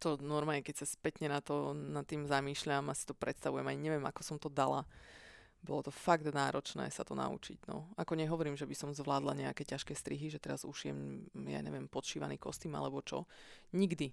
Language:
Slovak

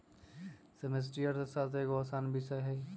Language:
Magahi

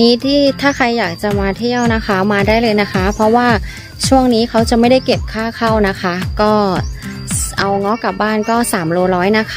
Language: Thai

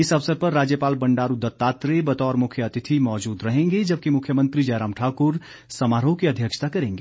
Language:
Hindi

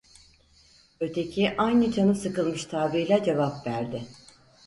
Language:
Turkish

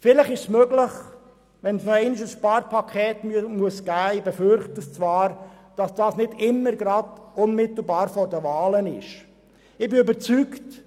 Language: Swiss German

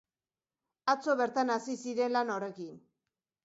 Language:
Basque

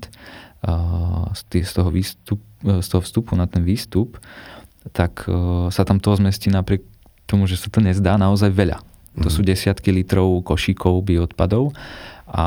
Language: Slovak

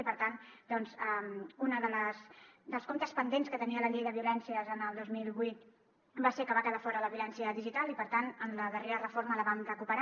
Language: Catalan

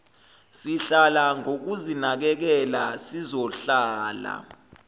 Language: Zulu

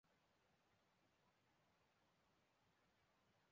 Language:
Chinese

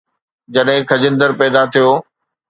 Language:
Sindhi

